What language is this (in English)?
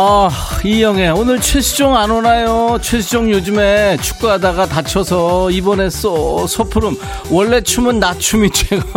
Korean